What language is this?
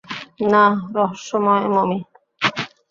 Bangla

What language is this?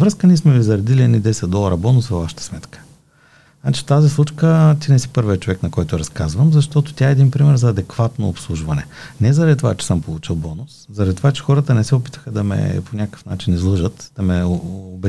Bulgarian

